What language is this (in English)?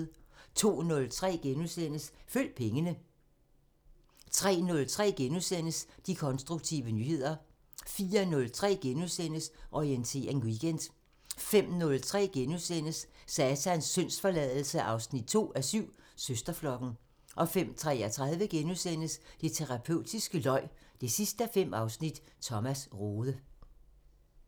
Danish